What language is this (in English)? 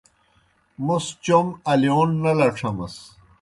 Kohistani Shina